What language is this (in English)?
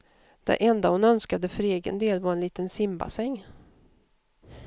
Swedish